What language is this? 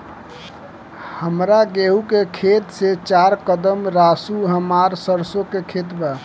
Bhojpuri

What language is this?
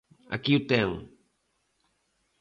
Galician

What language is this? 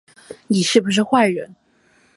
Chinese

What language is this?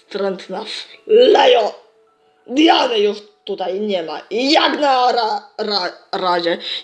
Polish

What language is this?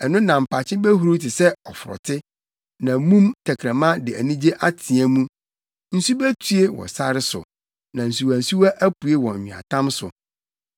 Akan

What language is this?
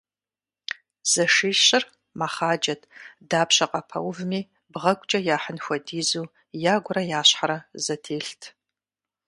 Kabardian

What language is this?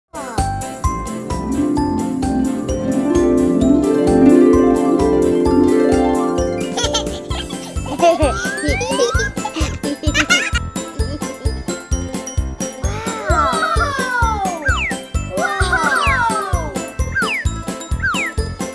English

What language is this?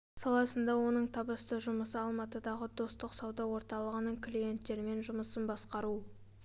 Kazakh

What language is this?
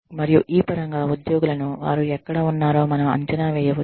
Telugu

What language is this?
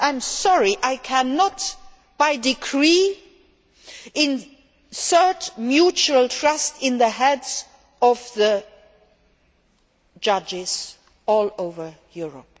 English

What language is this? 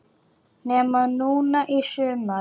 Icelandic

